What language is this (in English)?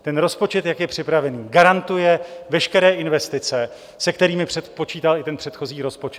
Czech